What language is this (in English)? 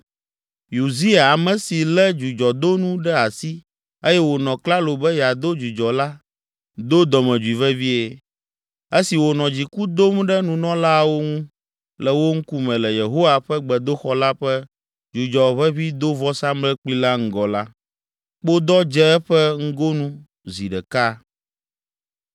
Ewe